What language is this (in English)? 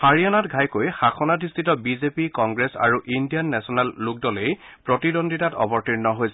Assamese